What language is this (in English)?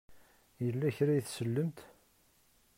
Kabyle